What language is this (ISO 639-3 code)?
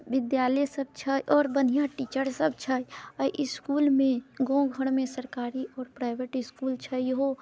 mai